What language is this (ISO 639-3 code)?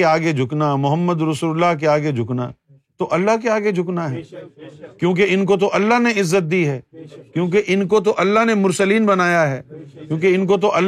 urd